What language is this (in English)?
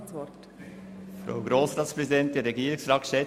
Swiss German